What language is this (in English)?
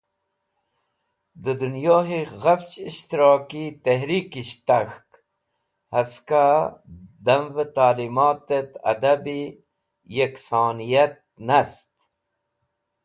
Wakhi